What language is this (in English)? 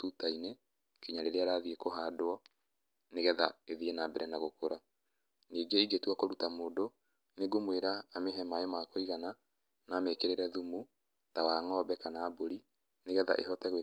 Kikuyu